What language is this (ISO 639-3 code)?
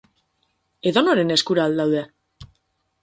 eus